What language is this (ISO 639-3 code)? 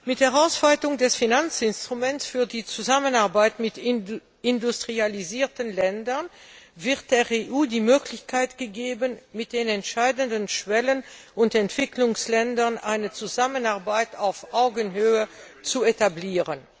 deu